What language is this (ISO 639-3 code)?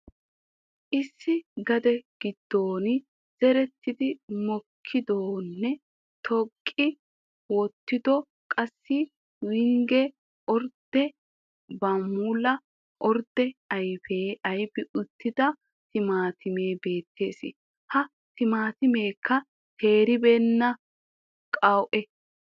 wal